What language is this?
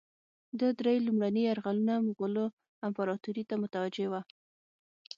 Pashto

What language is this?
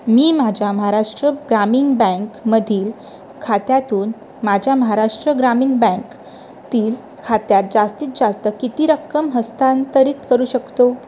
Marathi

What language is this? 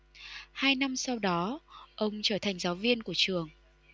Vietnamese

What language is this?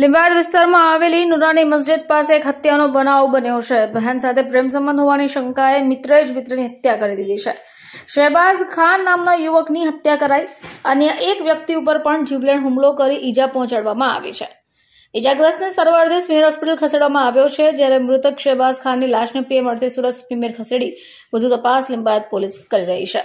Gujarati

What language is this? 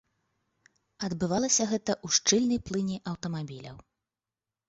Belarusian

